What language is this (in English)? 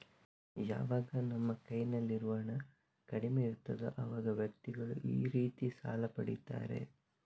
Kannada